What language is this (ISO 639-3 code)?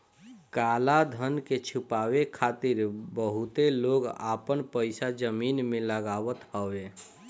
bho